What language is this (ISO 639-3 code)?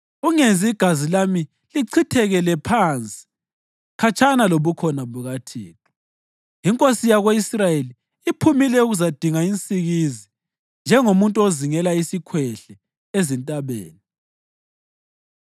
nde